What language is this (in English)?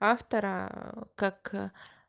Russian